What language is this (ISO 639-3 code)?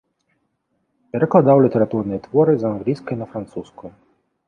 bel